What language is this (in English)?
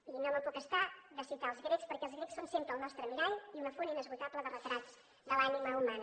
Catalan